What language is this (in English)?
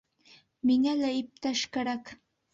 Bashkir